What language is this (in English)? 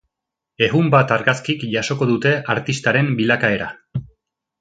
Basque